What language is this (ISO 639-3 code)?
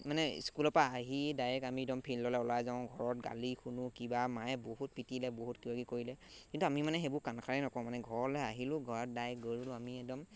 asm